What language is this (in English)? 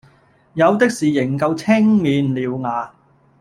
Cantonese